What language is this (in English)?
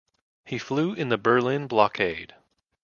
English